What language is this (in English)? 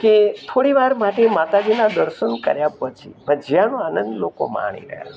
Gujarati